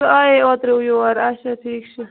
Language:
Kashmiri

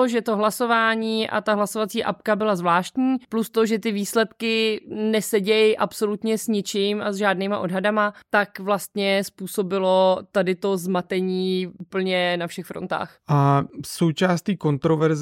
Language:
Czech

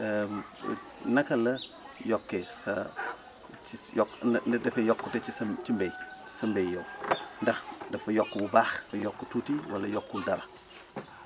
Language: Wolof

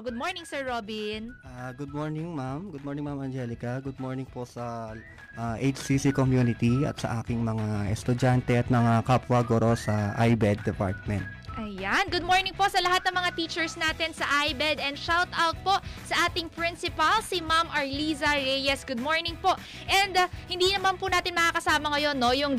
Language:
Filipino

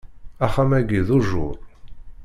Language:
Kabyle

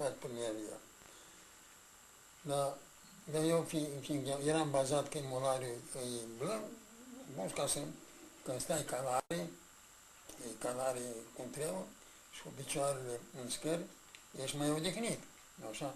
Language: Romanian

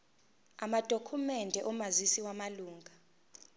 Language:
Zulu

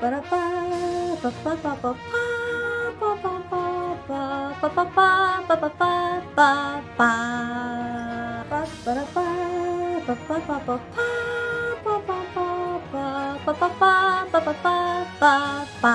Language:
Japanese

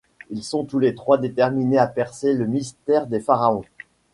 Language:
French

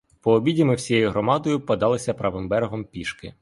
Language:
Ukrainian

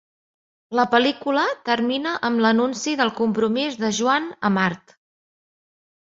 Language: Catalan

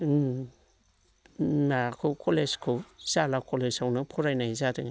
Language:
Bodo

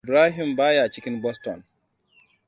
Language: Hausa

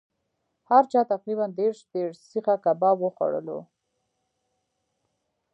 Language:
Pashto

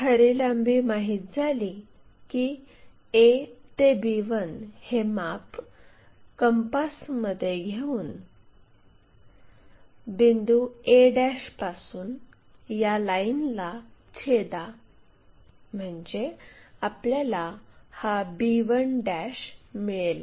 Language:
Marathi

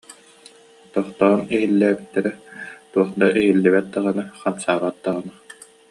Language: Yakut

